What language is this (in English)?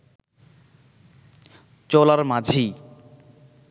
Bangla